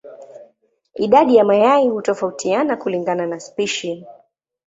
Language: Swahili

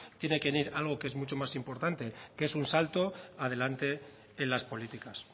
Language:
Spanish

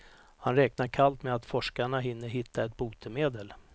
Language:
Swedish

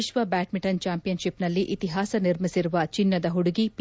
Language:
Kannada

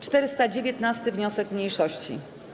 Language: Polish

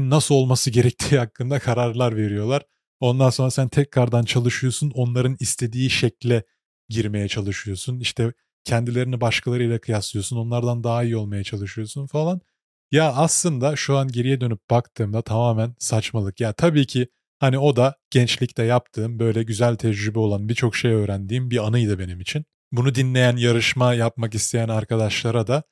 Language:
Turkish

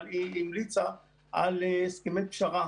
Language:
Hebrew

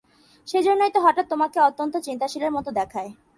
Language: Bangla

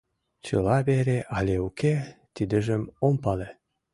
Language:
Mari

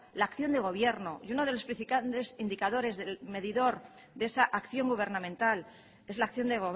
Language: Spanish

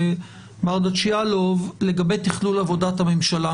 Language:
Hebrew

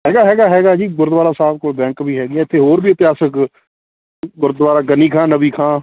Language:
Punjabi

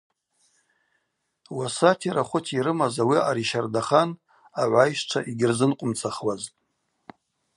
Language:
Abaza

